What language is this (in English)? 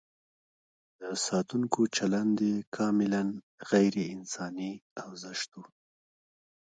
Pashto